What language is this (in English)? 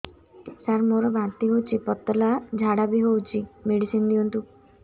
Odia